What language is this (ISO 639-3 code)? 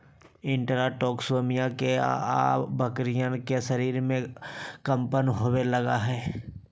mag